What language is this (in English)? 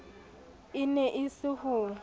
Southern Sotho